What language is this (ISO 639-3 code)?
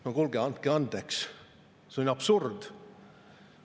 est